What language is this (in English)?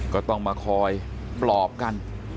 Thai